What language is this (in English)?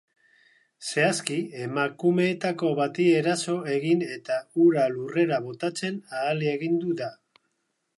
Basque